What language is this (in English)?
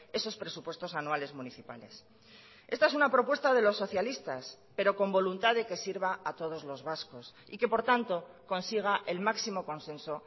Spanish